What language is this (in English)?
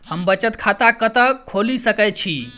Maithili